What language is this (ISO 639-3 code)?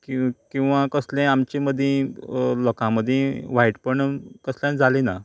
kok